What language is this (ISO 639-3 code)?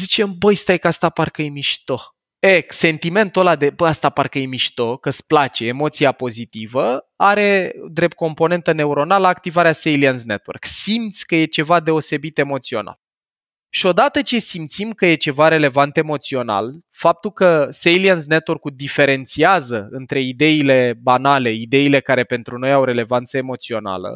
ron